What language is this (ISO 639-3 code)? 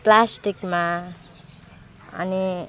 nep